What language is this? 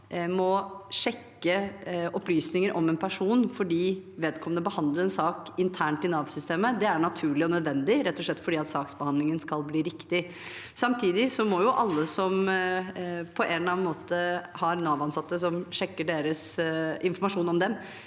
Norwegian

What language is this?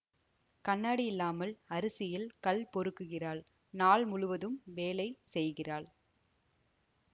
Tamil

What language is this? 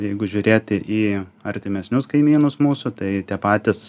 Lithuanian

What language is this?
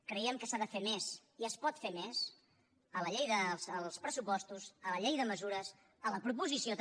Catalan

